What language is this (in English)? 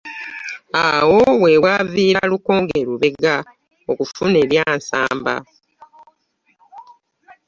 Ganda